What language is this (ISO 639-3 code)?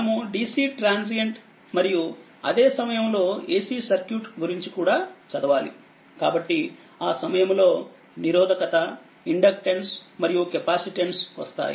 tel